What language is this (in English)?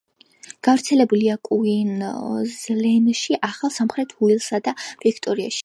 Georgian